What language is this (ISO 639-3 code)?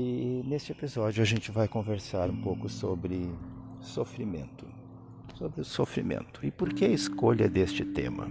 por